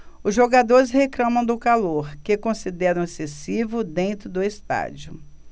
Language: Portuguese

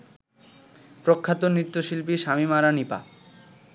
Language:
Bangla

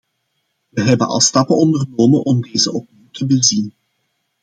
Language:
Dutch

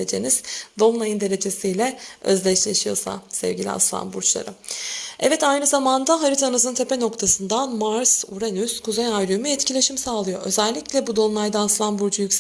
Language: Turkish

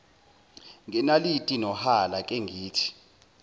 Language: Zulu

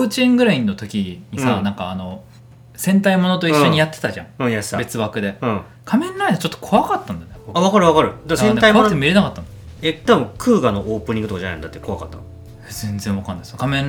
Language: Japanese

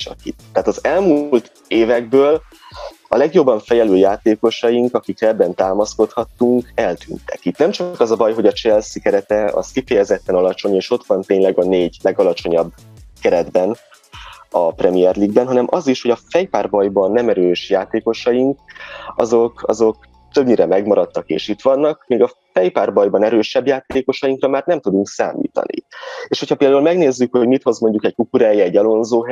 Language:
Hungarian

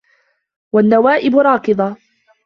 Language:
Arabic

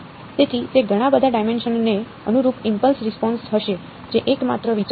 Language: Gujarati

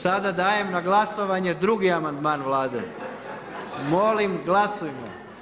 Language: Croatian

